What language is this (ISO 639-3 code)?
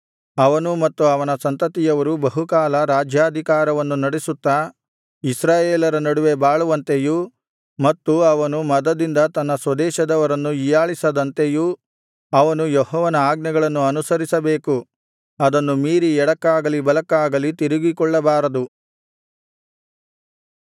kan